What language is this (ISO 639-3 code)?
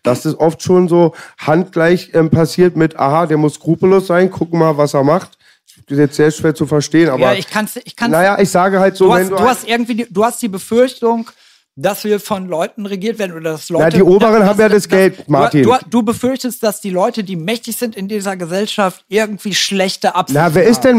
deu